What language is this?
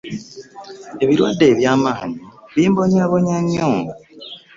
Ganda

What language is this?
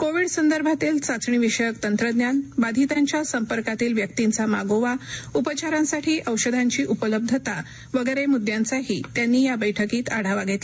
Marathi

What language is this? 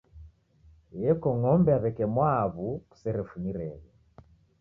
Taita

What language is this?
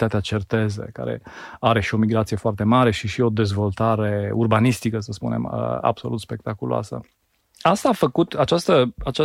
Romanian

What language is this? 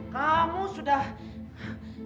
Indonesian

